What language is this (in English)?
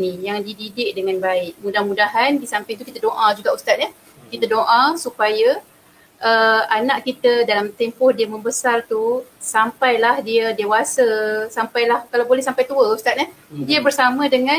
Malay